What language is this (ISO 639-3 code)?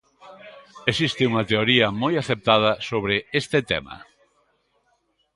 glg